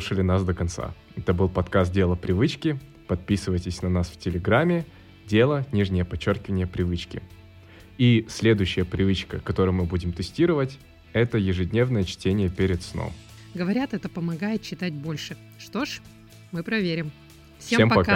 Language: Russian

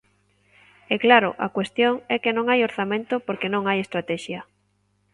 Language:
Galician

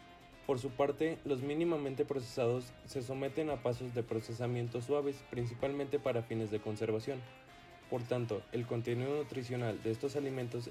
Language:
Spanish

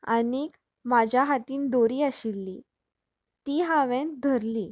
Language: Konkani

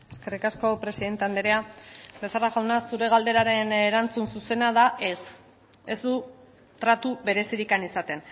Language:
Basque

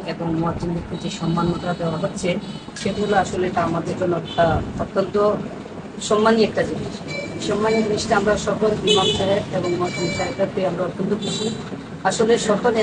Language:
Bangla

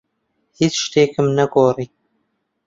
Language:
Central Kurdish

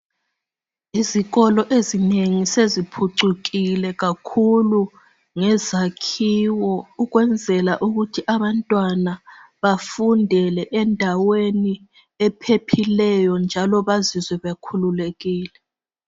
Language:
North Ndebele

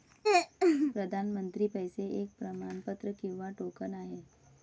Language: Marathi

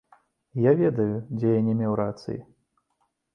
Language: Belarusian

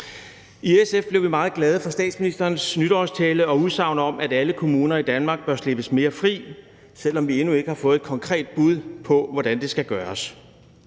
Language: Danish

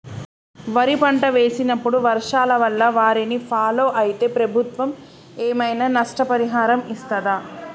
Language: Telugu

